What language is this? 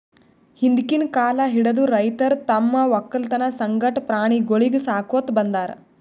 Kannada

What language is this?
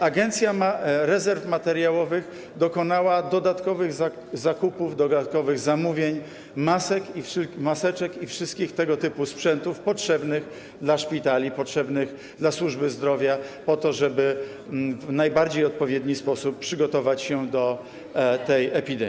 Polish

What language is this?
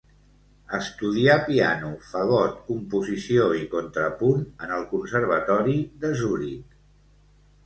Catalan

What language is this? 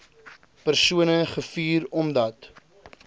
Afrikaans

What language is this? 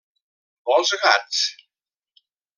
Catalan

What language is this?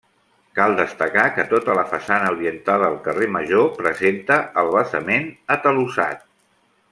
Catalan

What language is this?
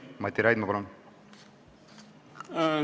Estonian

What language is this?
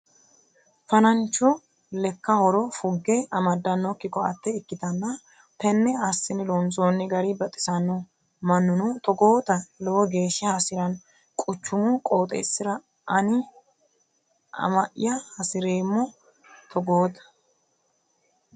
Sidamo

